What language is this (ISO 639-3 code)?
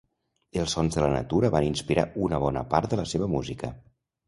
cat